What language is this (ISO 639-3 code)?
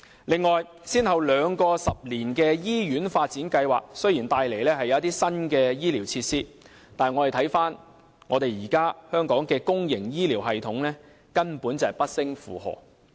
yue